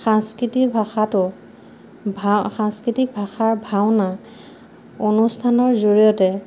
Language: Assamese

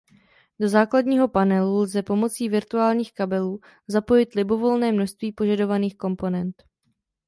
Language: Czech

